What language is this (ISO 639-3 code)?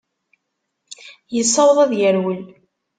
kab